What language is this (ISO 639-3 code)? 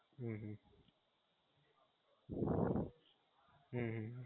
guj